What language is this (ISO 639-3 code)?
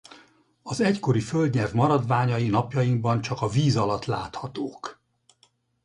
hun